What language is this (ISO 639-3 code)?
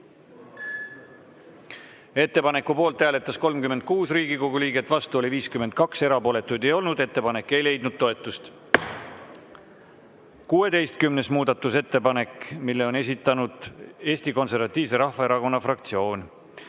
est